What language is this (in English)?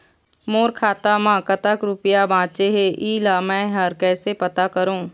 Chhattisgarhi